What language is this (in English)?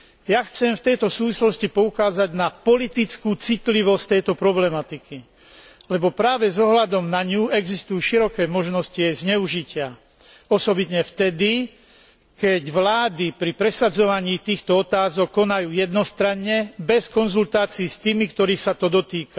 Slovak